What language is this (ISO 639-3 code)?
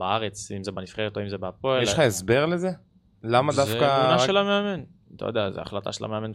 heb